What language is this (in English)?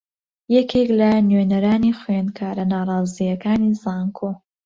Central Kurdish